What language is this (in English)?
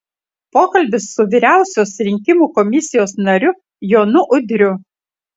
Lithuanian